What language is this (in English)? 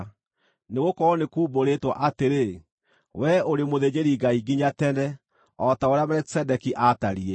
Kikuyu